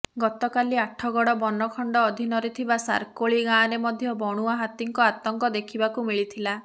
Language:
Odia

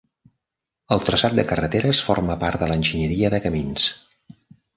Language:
Catalan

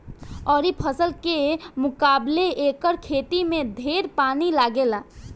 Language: Bhojpuri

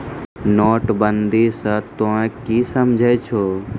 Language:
Maithili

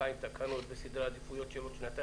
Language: Hebrew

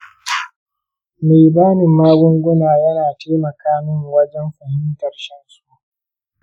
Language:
Hausa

